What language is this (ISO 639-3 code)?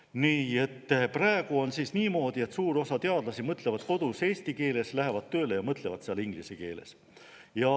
est